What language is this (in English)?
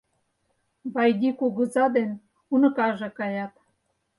Mari